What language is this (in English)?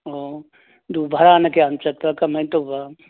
Manipuri